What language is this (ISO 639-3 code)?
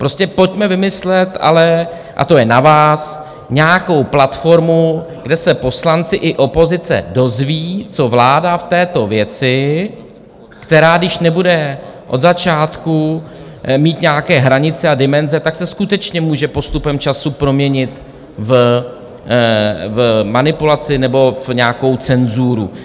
ces